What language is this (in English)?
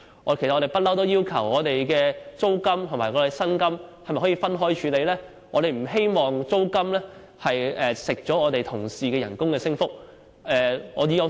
Cantonese